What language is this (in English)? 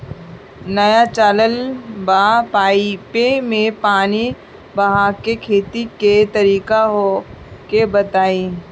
Bhojpuri